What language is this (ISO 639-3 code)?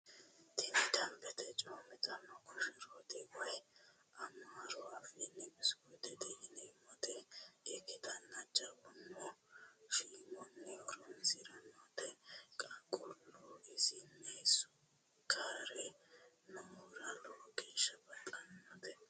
sid